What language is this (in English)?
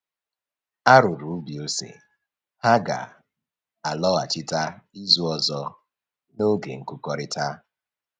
Igbo